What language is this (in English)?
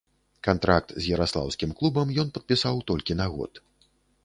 Belarusian